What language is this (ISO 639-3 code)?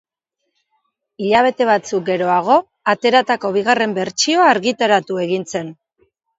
eus